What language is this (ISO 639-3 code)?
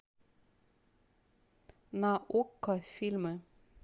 rus